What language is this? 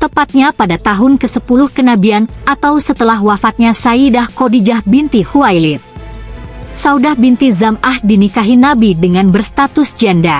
Indonesian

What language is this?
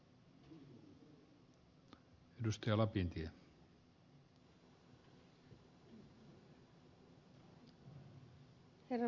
Finnish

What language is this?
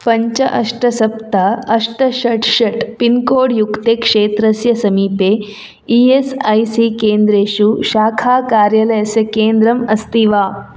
Sanskrit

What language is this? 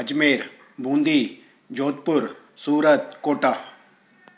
Sindhi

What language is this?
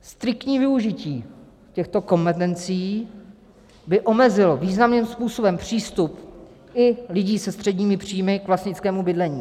Czech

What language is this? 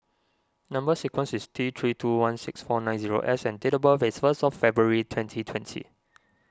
English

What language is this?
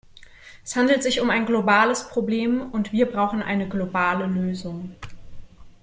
German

